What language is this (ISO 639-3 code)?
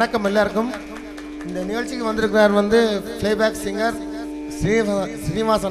ara